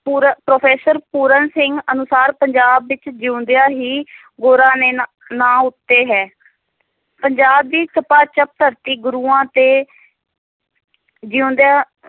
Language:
Punjabi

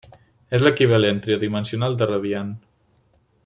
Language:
Catalan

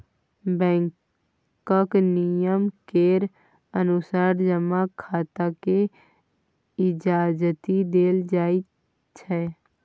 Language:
Maithili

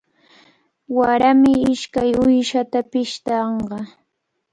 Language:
Cajatambo North Lima Quechua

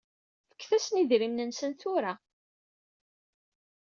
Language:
Kabyle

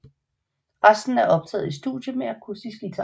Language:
Danish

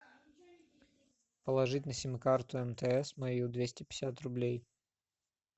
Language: Russian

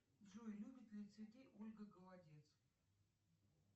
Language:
Russian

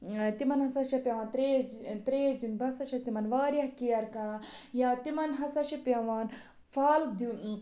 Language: Kashmiri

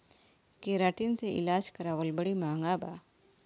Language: Bhojpuri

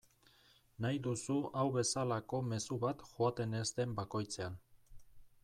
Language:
Basque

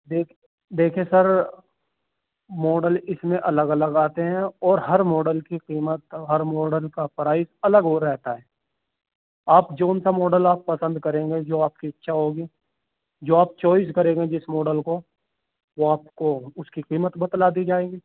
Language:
Urdu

